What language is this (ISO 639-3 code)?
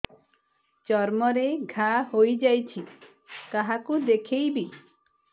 ori